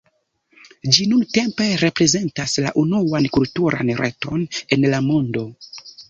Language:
Esperanto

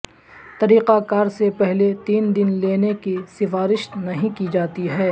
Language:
Urdu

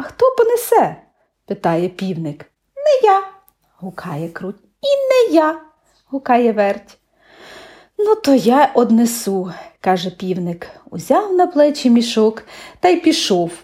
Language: Ukrainian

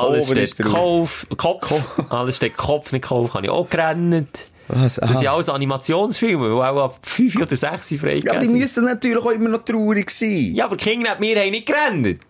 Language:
German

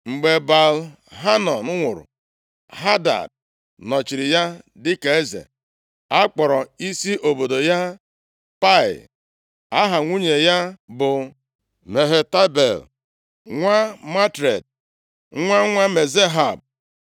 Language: Igbo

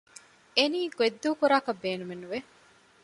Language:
Divehi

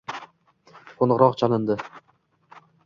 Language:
Uzbek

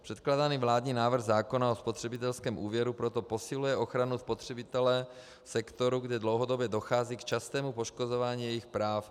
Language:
Czech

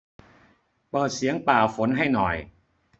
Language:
Thai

